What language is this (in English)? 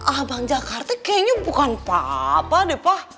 Indonesian